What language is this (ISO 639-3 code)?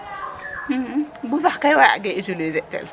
srr